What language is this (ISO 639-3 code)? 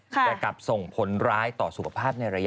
tha